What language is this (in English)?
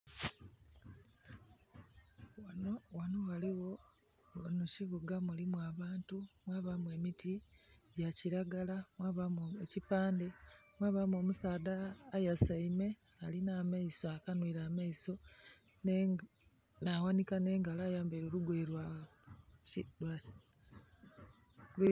Soga